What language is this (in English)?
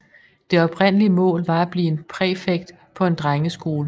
Danish